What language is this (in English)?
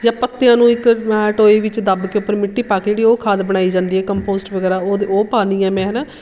Punjabi